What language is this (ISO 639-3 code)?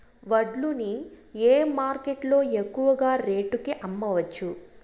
tel